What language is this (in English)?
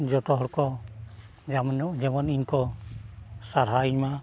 Santali